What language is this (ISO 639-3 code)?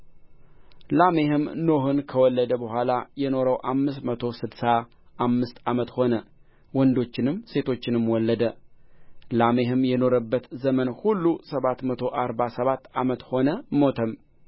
amh